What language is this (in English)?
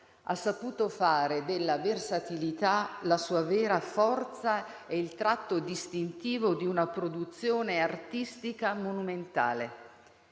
Italian